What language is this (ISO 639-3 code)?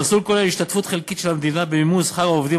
heb